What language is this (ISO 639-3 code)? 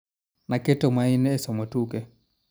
luo